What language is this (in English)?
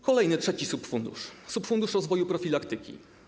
Polish